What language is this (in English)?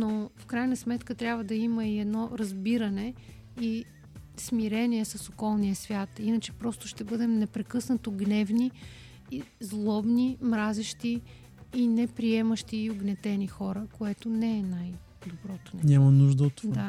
Bulgarian